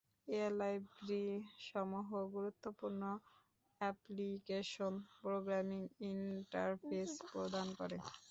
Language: Bangla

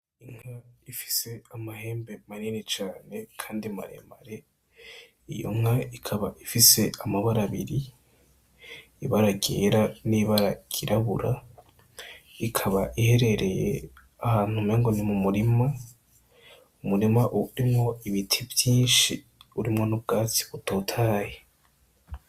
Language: Rundi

